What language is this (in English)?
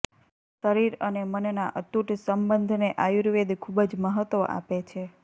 Gujarati